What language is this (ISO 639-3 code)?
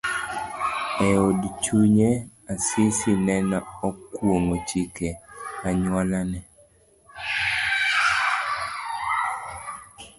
luo